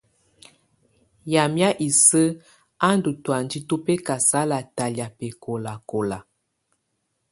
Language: Tunen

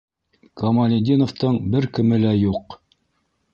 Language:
Bashkir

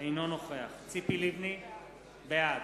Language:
Hebrew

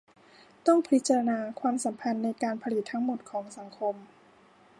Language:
Thai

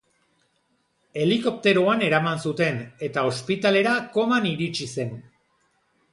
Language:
Basque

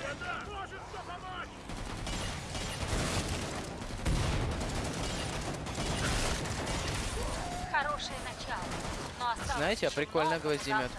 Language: Russian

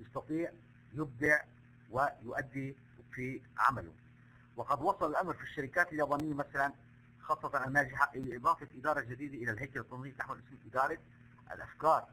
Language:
Arabic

